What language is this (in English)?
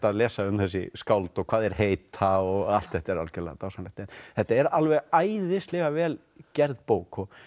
Icelandic